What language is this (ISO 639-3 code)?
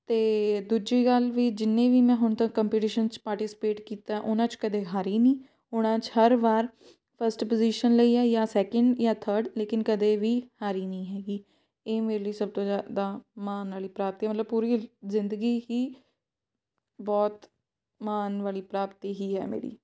pan